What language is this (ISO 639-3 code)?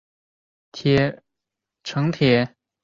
zho